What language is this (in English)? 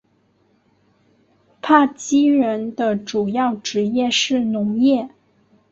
Chinese